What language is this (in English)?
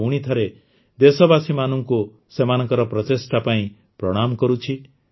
Odia